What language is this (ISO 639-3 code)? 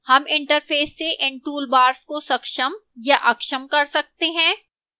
hin